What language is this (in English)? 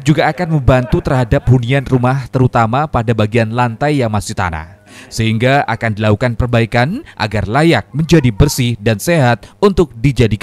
Indonesian